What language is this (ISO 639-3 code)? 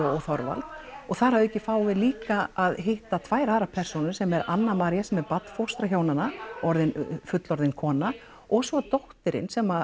isl